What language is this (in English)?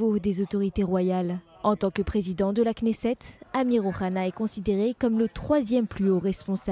French